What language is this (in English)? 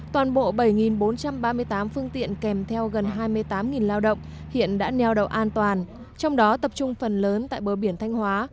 Vietnamese